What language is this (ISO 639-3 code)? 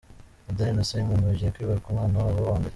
kin